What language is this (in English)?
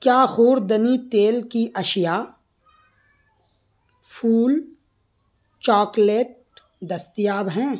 Urdu